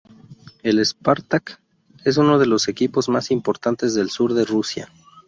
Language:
Spanish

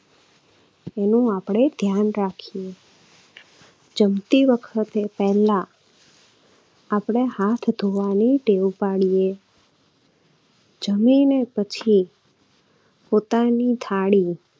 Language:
Gujarati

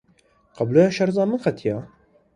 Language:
Kurdish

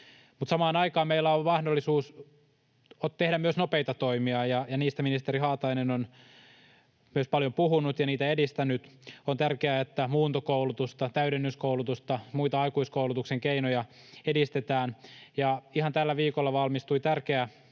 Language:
Finnish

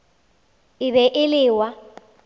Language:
Northern Sotho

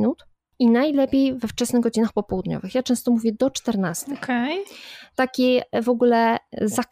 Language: Polish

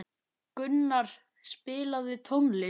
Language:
Icelandic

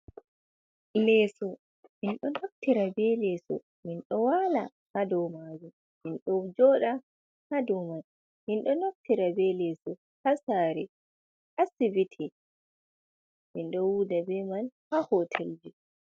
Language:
Fula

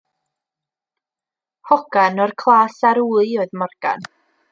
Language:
Welsh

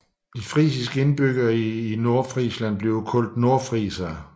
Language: Danish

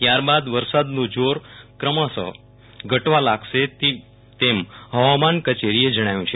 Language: Gujarati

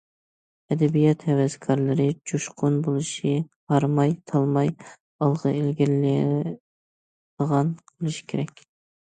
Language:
Uyghur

